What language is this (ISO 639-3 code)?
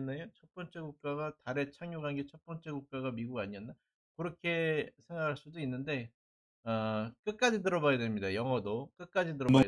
kor